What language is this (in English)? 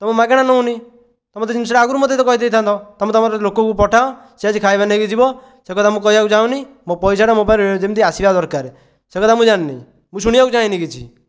Odia